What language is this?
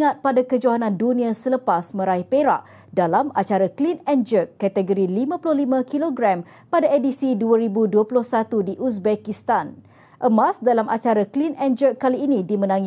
Malay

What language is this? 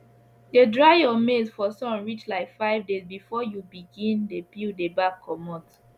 Nigerian Pidgin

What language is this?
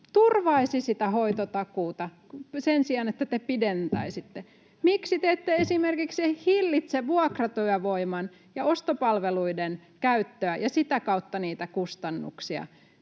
Finnish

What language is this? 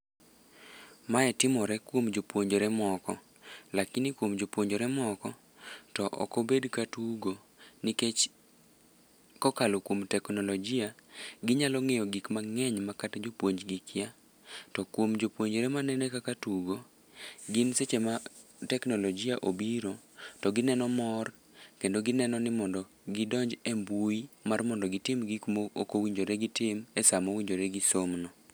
Luo (Kenya and Tanzania)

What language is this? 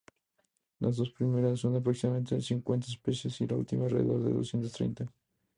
Spanish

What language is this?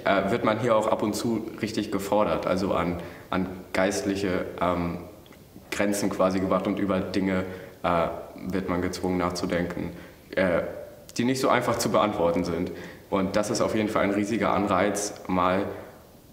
German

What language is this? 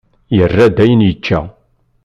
Kabyle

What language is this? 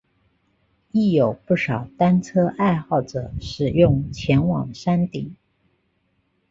Chinese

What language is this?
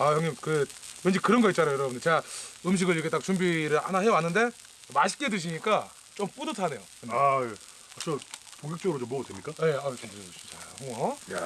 Korean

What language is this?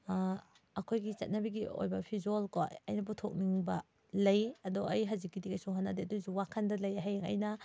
Manipuri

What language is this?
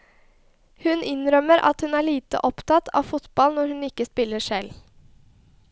Norwegian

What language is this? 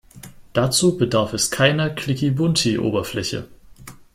German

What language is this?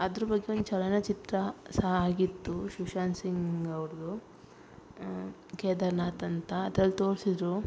Kannada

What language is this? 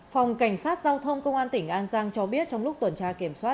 Vietnamese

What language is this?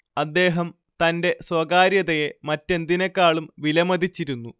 Malayalam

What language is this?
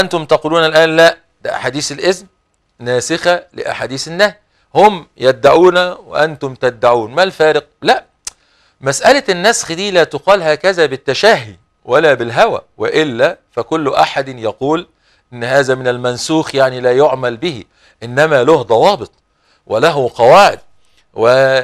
Arabic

